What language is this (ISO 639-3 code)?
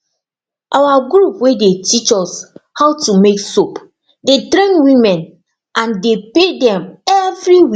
pcm